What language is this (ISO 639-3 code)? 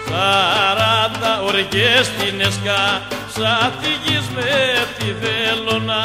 ell